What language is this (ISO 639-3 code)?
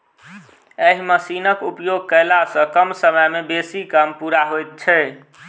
mai